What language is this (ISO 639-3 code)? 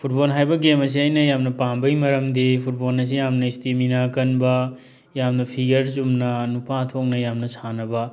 mni